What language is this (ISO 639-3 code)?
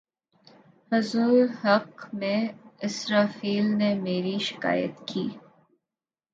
urd